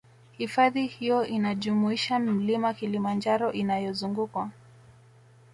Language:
Swahili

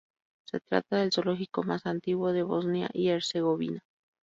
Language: Spanish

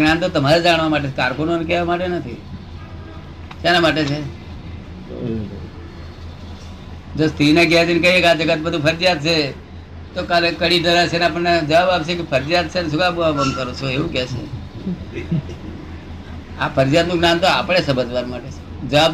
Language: Gujarati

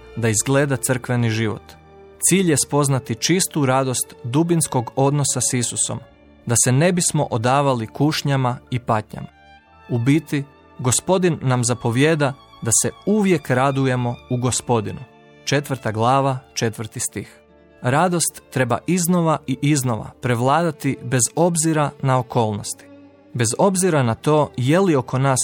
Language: Croatian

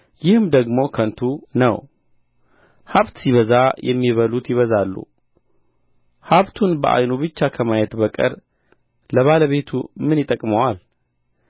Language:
Amharic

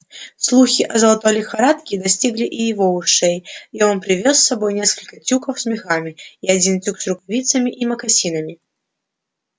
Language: Russian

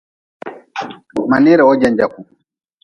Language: Nawdm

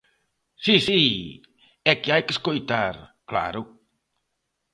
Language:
Galician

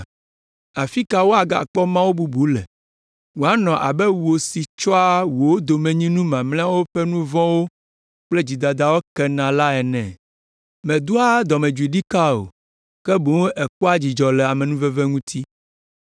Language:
Ewe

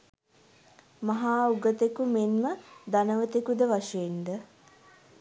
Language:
Sinhala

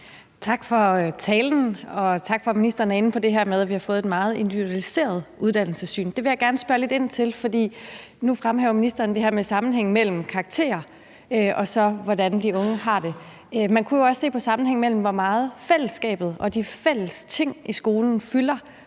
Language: Danish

